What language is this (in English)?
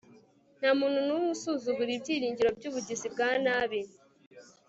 Kinyarwanda